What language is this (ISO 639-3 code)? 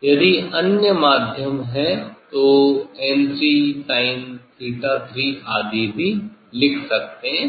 hin